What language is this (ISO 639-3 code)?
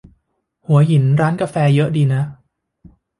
tha